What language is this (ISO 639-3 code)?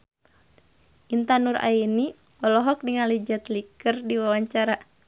sun